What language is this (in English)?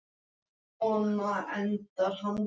Icelandic